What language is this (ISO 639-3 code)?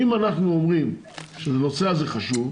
heb